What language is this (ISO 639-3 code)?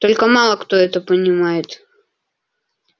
rus